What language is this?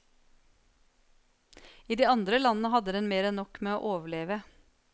Norwegian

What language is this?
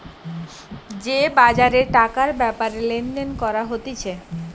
Bangla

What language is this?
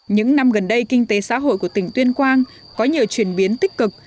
Vietnamese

